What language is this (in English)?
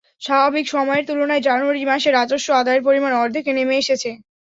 Bangla